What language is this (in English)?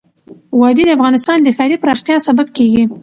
Pashto